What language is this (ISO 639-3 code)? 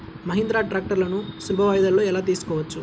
tel